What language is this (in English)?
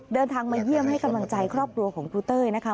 Thai